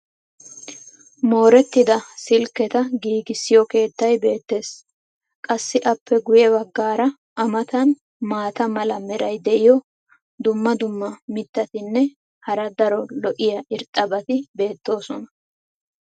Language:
Wolaytta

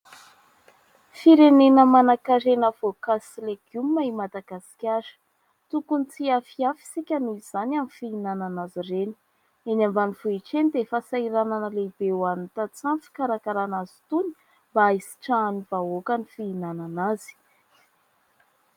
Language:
Malagasy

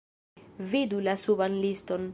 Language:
Esperanto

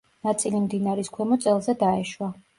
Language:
Georgian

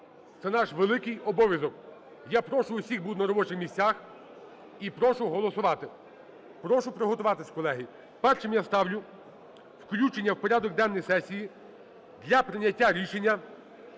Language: Ukrainian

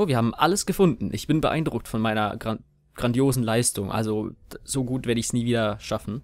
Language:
German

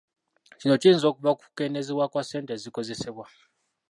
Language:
Ganda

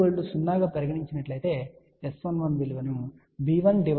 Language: Telugu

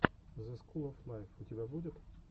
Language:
Russian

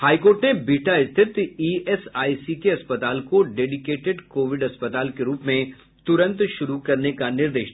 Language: Hindi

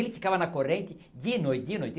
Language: Portuguese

